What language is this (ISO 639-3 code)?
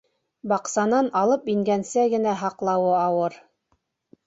bak